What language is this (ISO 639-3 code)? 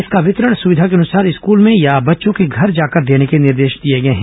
hin